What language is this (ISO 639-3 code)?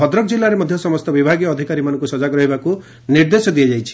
ori